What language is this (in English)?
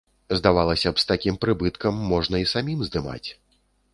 Belarusian